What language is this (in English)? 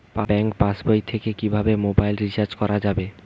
Bangla